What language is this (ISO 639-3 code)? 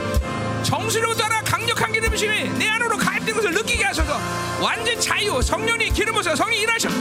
kor